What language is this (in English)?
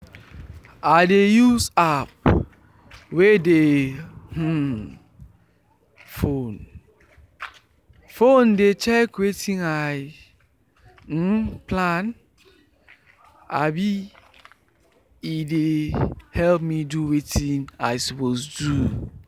Nigerian Pidgin